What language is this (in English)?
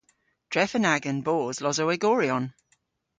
Cornish